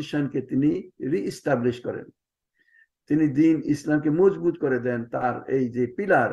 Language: Arabic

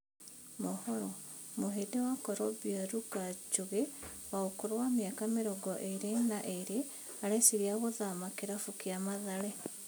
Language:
Kikuyu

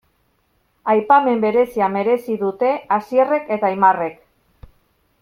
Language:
Basque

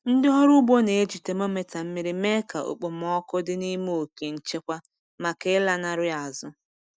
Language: Igbo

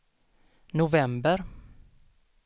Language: Swedish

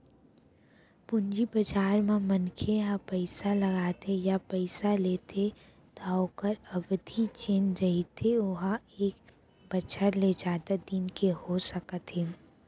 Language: Chhattisgarhi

